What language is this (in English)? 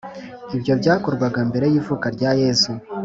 Kinyarwanda